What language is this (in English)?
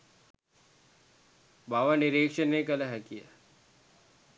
Sinhala